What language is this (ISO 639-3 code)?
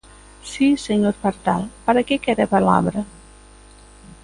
glg